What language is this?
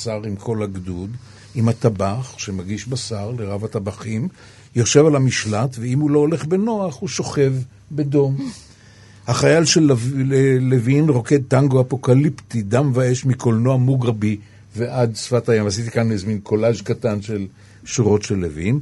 Hebrew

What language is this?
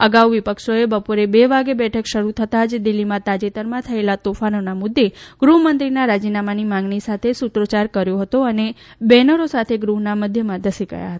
Gujarati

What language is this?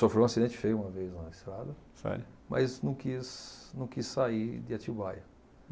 Portuguese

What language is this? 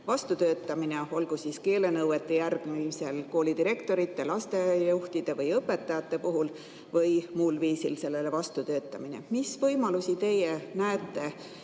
Estonian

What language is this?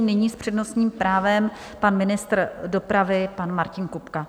Czech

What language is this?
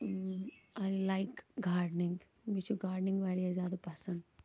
Kashmiri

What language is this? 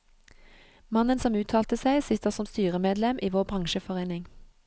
Norwegian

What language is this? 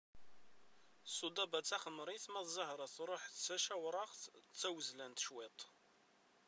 Kabyle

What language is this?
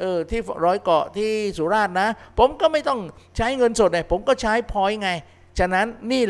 Thai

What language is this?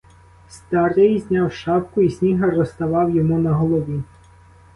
Ukrainian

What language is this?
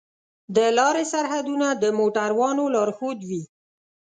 Pashto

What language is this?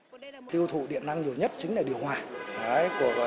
Vietnamese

